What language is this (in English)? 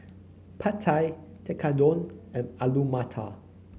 English